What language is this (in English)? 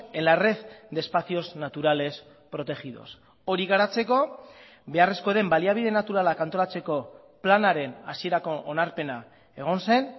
Basque